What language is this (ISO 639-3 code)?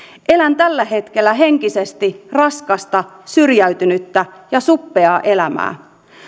fin